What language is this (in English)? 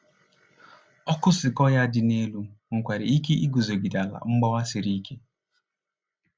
Igbo